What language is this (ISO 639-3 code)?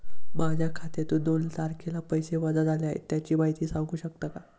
mar